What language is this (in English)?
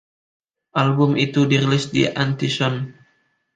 Indonesian